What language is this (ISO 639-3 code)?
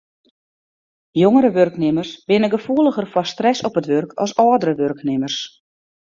fry